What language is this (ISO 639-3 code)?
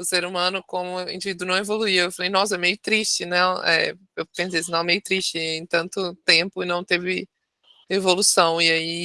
por